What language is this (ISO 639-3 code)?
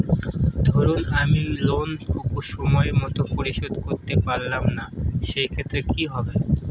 ben